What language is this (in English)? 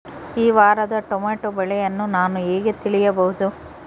Kannada